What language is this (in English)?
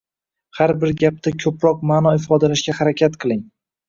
Uzbek